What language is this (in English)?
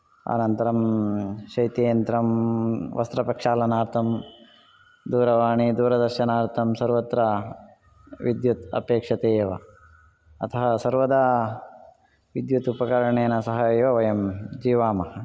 Sanskrit